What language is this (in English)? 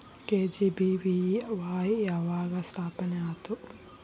Kannada